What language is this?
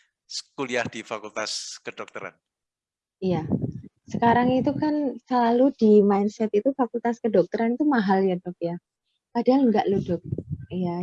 Indonesian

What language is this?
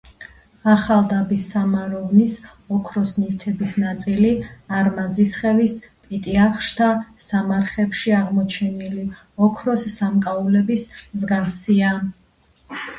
Georgian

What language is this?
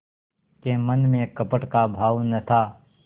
Hindi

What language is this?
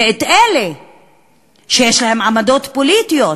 Hebrew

